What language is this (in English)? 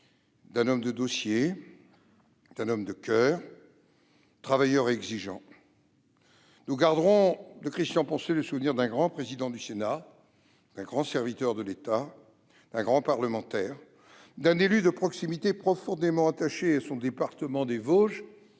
French